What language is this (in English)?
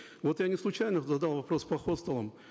Kazakh